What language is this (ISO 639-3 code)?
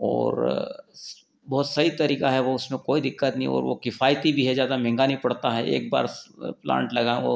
hin